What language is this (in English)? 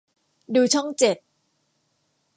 Thai